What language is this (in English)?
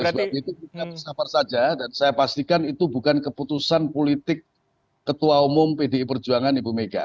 Indonesian